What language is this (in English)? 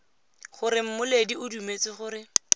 Tswana